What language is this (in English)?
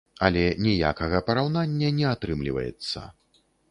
Belarusian